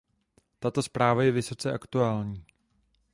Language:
Czech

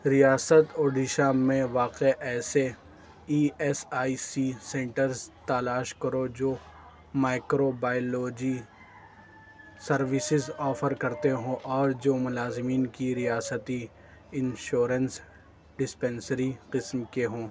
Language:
Urdu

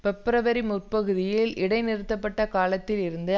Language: Tamil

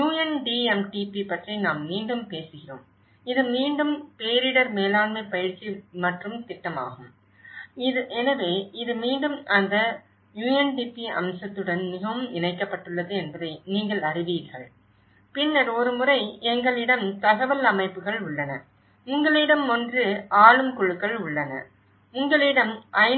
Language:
Tamil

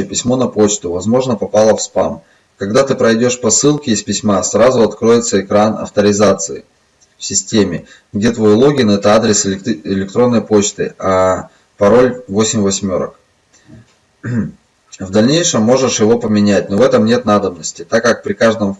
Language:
Russian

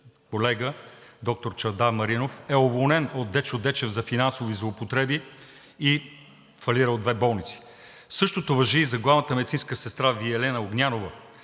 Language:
Bulgarian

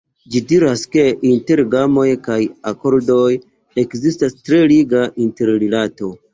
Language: Esperanto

